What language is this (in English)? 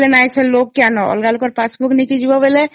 Odia